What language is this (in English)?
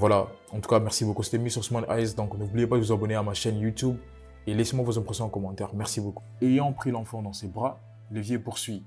French